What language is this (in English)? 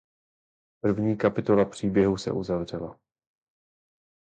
Czech